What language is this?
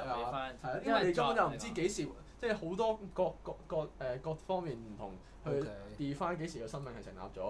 Chinese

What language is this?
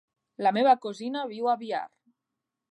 Catalan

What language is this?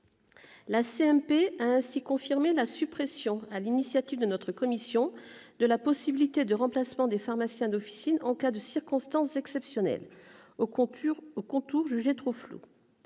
French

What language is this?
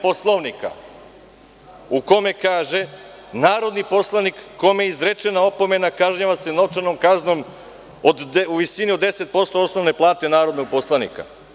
Serbian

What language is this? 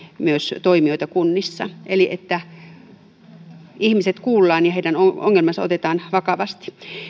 Finnish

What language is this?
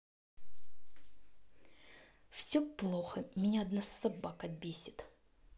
Russian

